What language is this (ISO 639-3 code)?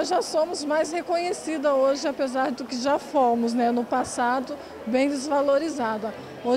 por